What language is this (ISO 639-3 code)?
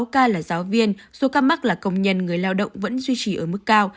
vie